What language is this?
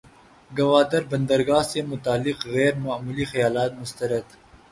Urdu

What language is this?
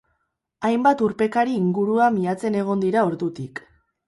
Basque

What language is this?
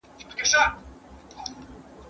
Pashto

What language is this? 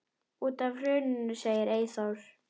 Icelandic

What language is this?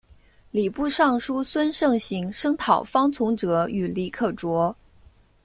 Chinese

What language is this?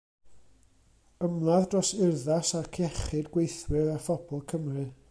Welsh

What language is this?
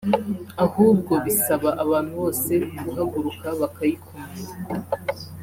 Kinyarwanda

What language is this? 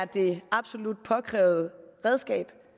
Danish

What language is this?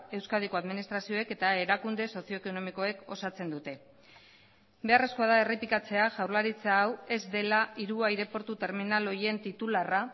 Basque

